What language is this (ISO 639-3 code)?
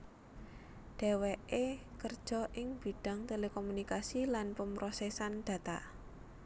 jav